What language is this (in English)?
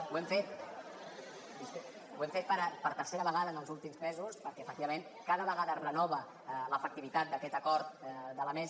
Catalan